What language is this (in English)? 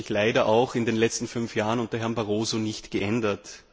German